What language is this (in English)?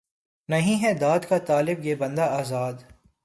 Urdu